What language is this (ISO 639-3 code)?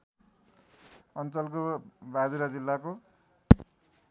nep